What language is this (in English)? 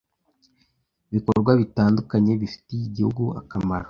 Kinyarwanda